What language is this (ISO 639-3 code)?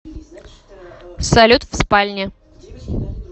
rus